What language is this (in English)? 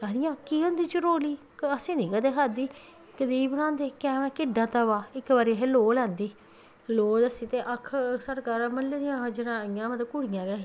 Dogri